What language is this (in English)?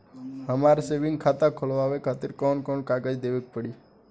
Bhojpuri